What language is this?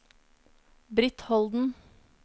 Norwegian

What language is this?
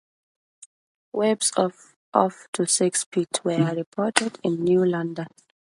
English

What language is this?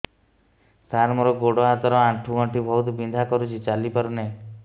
Odia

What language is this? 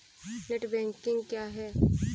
Hindi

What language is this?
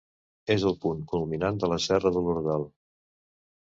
Catalan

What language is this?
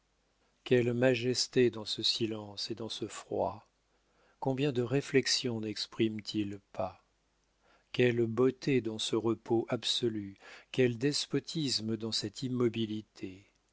French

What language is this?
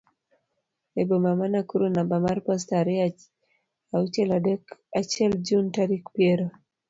Luo (Kenya and Tanzania)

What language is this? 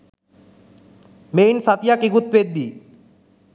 Sinhala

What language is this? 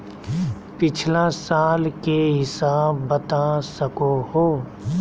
Magahi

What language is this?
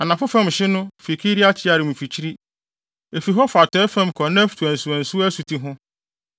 Akan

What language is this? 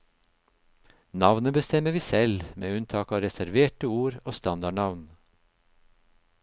Norwegian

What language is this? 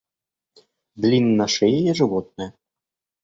Russian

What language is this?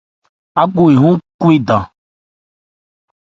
Ebrié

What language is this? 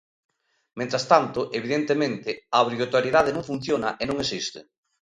Galician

